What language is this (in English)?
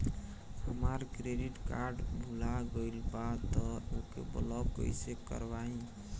Bhojpuri